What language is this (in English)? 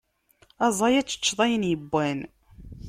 Kabyle